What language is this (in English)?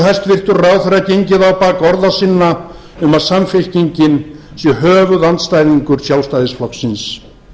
Icelandic